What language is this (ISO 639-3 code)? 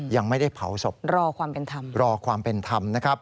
tha